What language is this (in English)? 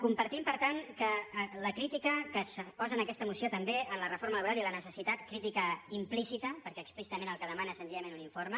Catalan